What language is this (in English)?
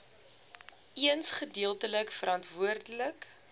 Afrikaans